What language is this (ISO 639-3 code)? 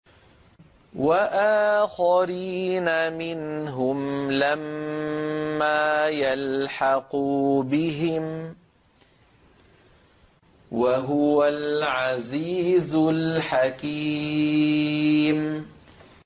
ara